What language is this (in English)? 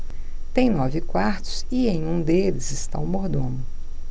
Portuguese